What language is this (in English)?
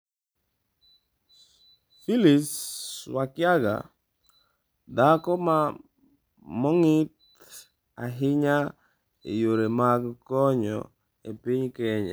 Luo (Kenya and Tanzania)